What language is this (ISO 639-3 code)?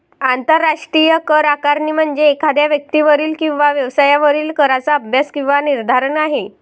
mar